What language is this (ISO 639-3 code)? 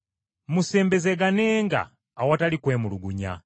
lug